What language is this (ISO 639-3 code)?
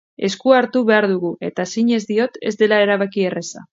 eus